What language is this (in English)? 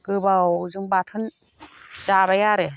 Bodo